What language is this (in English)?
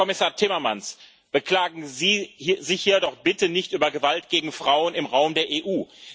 German